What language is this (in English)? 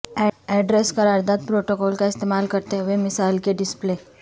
Urdu